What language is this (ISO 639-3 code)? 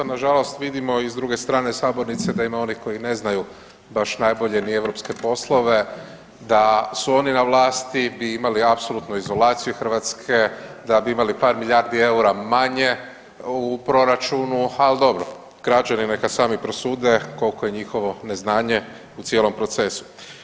hrv